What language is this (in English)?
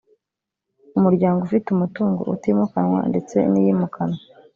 Kinyarwanda